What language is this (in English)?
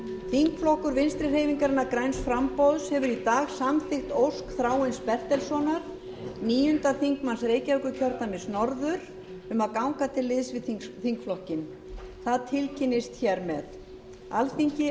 Icelandic